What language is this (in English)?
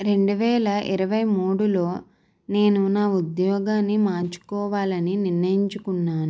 Telugu